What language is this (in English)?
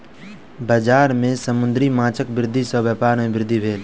Maithili